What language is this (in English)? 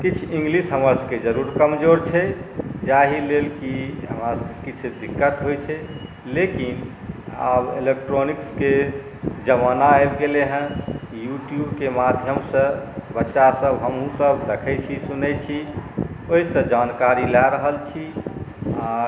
Maithili